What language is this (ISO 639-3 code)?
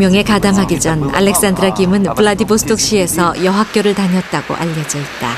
kor